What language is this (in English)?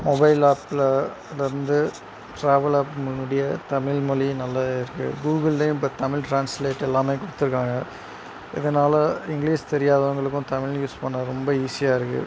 Tamil